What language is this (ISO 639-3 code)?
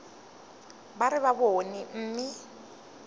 nso